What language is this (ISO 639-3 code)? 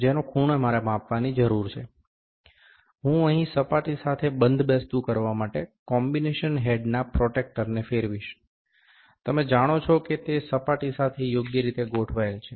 guj